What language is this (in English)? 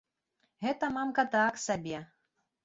Belarusian